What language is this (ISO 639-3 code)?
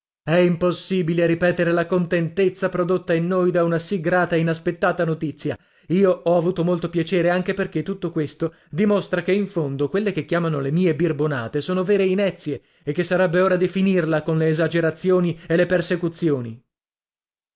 ita